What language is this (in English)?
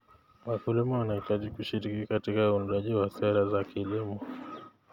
Kalenjin